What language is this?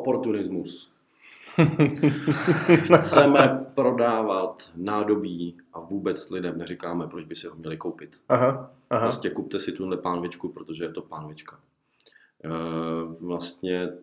Czech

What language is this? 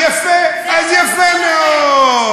Hebrew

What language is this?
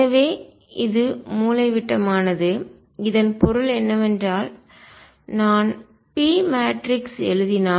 Tamil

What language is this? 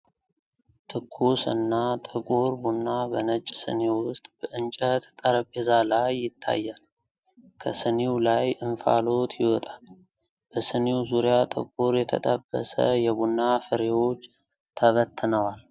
Amharic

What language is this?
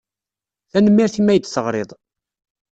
Kabyle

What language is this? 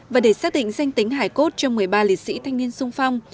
Vietnamese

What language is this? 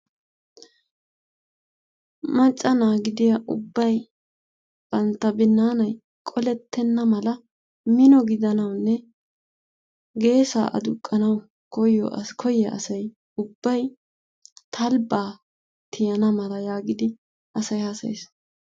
Wolaytta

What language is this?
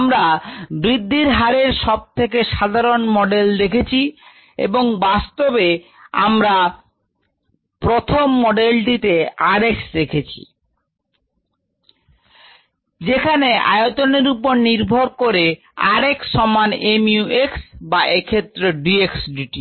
Bangla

